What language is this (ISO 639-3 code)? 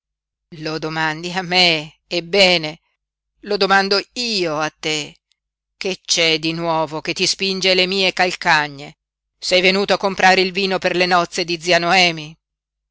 ita